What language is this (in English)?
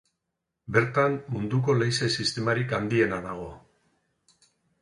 Basque